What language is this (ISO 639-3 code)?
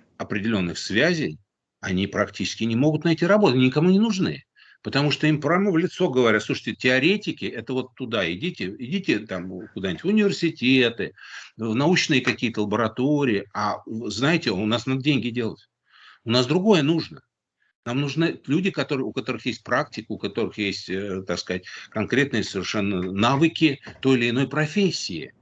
rus